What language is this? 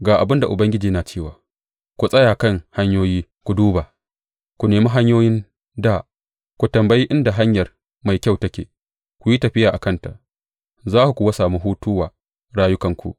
Hausa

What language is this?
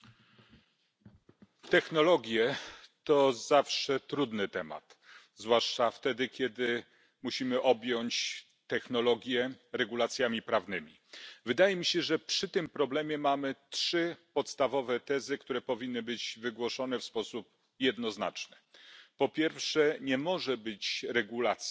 Polish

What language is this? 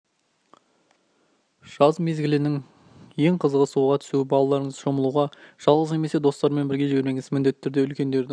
Kazakh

